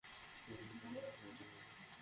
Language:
Bangla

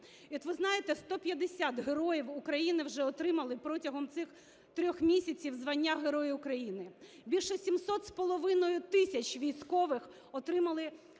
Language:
Ukrainian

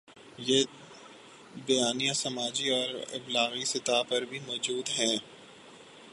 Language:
Urdu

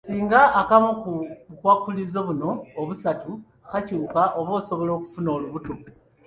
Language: Ganda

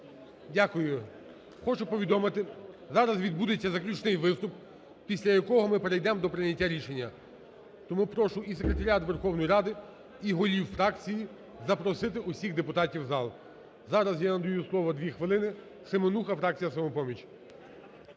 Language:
Ukrainian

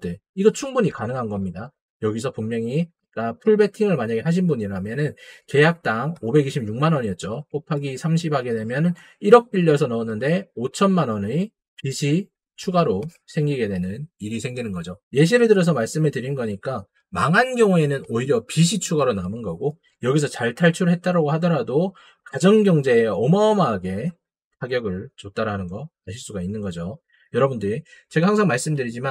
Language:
Korean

